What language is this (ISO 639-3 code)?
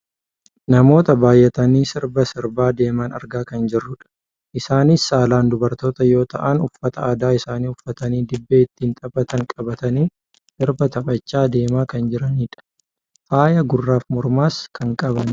orm